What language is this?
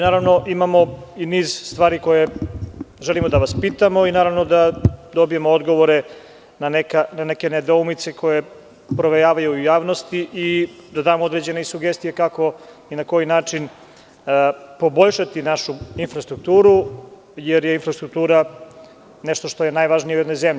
Serbian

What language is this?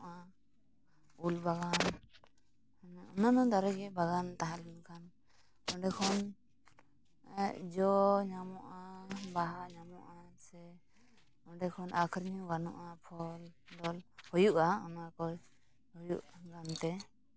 Santali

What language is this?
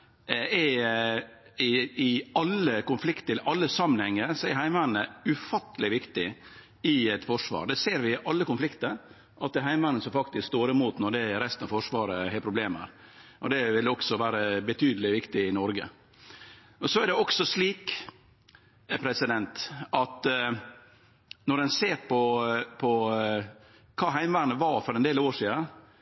Norwegian Nynorsk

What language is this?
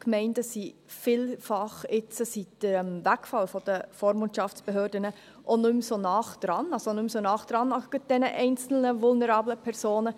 Swiss German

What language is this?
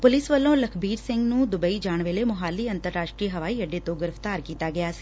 Punjabi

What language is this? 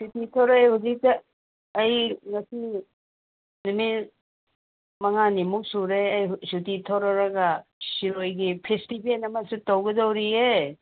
Manipuri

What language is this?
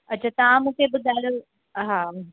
Sindhi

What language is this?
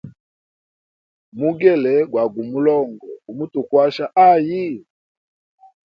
Hemba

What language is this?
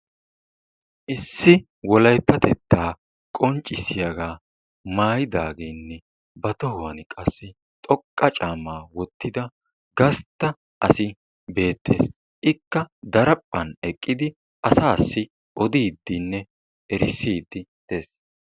Wolaytta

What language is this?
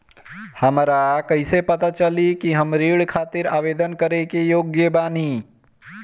Bhojpuri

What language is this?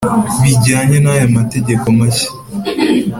Kinyarwanda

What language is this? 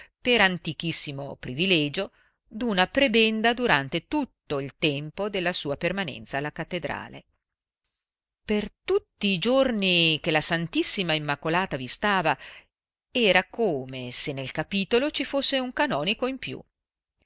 Italian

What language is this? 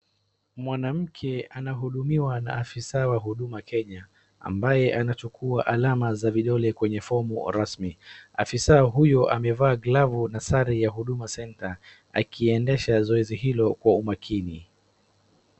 Swahili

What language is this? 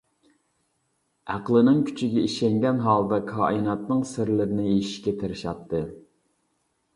Uyghur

